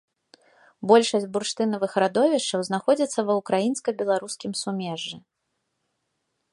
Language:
Belarusian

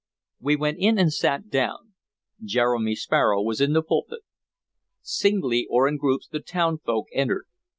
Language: English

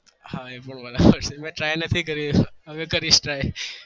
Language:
Gujarati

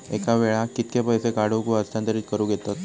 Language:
Marathi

